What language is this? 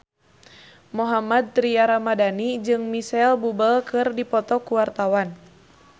Sundanese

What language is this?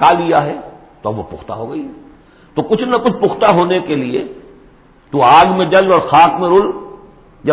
Urdu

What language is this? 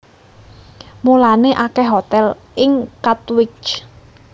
Javanese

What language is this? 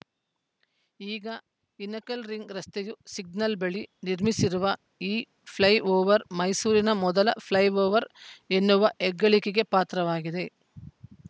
Kannada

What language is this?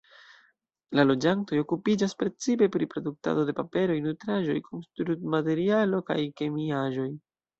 Esperanto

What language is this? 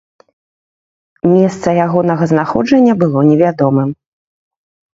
Belarusian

